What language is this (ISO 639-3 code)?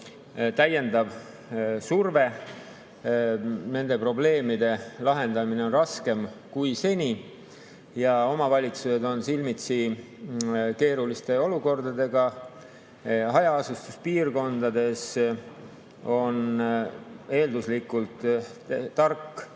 est